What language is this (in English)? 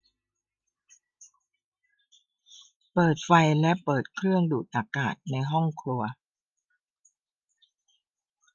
Thai